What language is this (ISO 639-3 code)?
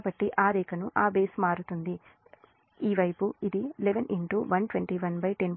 tel